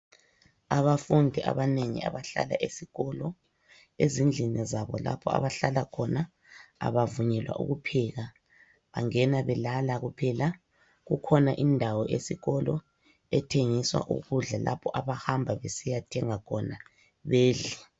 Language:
North Ndebele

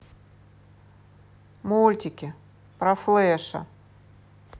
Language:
Russian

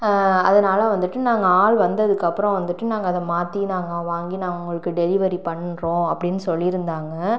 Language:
Tamil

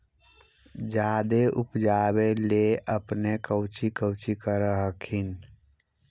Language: Magahi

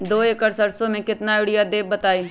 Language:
Magahi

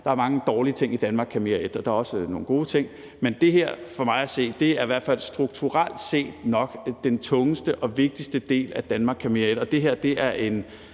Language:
Danish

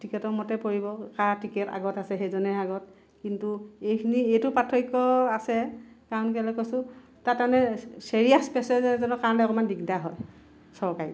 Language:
Assamese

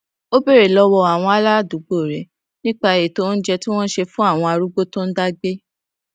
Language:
Yoruba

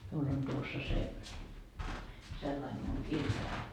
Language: Finnish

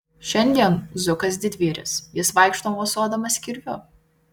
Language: Lithuanian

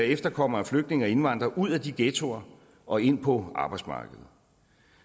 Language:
Danish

